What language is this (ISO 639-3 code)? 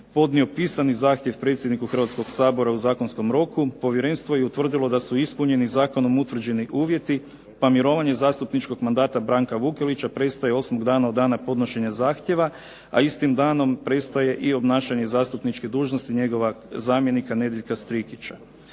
hrv